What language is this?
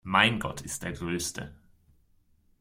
German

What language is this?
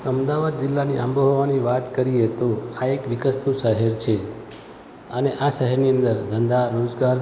Gujarati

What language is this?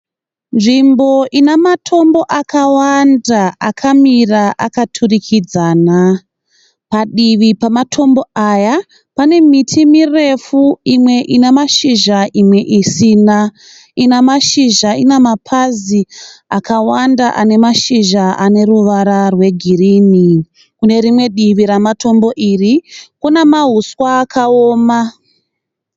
Shona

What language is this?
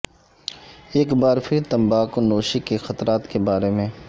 Urdu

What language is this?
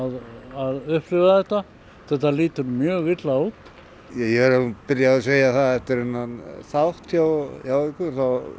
Icelandic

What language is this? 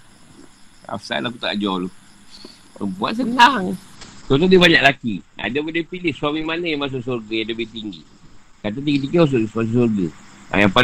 Malay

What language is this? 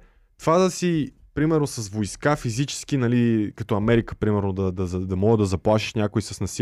Bulgarian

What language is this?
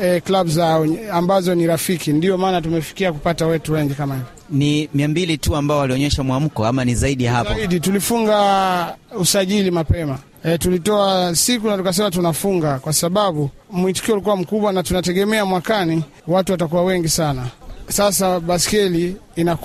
Swahili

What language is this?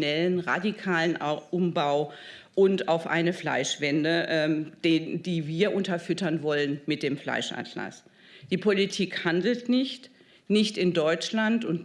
German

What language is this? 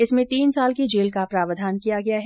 Hindi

